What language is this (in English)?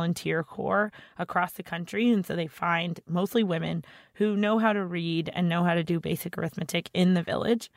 English